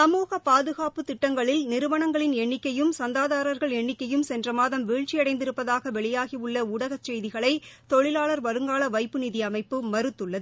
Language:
Tamil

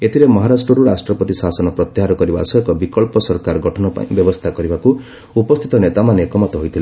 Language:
Odia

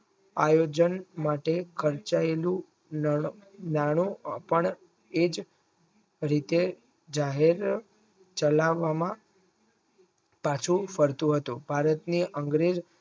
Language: Gujarati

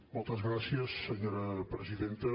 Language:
Catalan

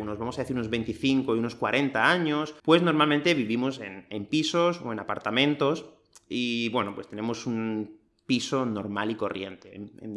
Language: Spanish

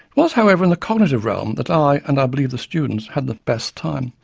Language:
English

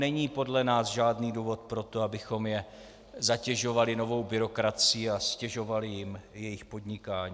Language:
Czech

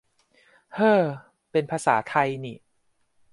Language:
Thai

